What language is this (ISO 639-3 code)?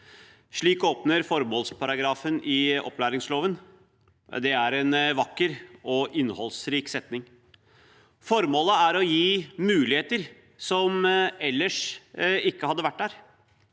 nor